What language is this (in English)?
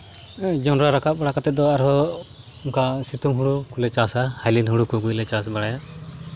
Santali